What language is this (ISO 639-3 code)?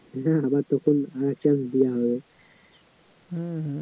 ben